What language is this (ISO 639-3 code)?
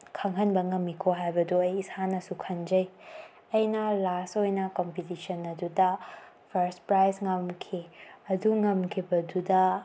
mni